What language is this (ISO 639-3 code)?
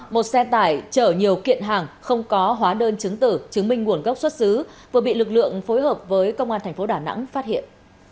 vie